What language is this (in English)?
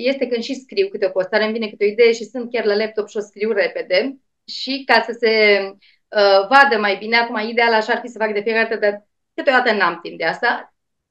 Romanian